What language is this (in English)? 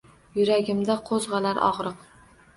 Uzbek